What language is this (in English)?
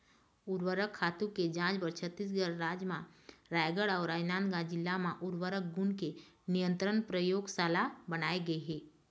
Chhattisgarhi